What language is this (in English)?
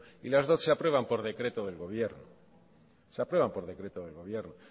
Spanish